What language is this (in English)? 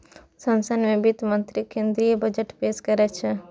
Maithili